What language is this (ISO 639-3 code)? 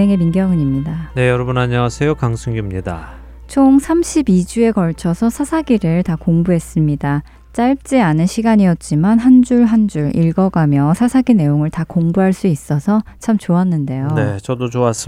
kor